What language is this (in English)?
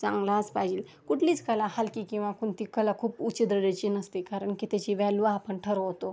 Marathi